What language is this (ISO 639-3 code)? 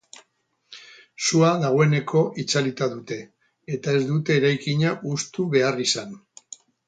eus